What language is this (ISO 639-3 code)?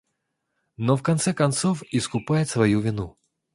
rus